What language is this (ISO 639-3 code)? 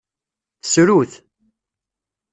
kab